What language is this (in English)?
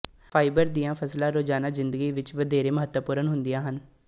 Punjabi